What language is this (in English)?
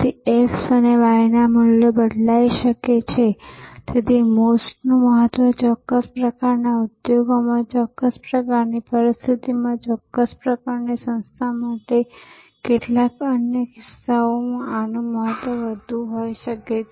Gujarati